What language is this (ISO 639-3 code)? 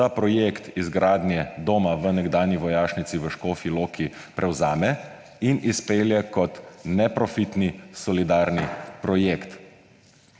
slv